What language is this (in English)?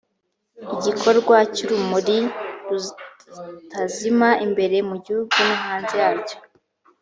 Kinyarwanda